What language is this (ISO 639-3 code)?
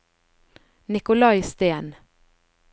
nor